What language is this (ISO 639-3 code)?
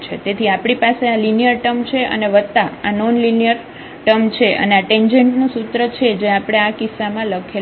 guj